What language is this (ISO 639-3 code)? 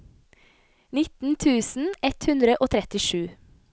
nor